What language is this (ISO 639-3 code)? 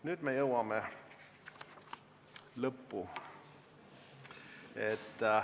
est